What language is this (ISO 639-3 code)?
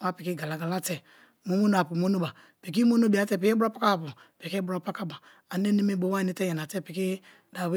ijn